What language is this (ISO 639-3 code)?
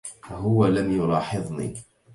ara